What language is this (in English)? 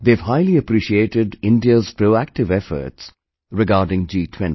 English